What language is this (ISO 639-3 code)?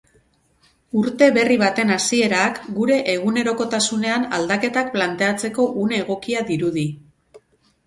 eus